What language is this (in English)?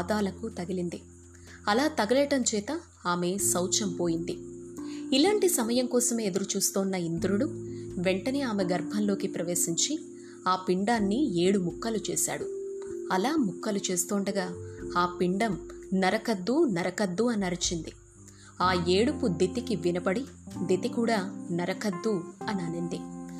Telugu